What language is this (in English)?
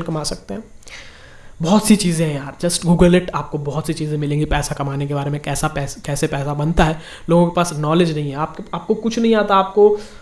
Hindi